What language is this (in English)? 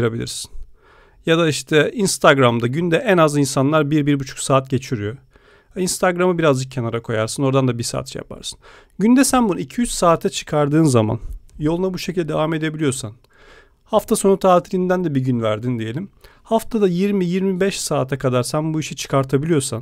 Turkish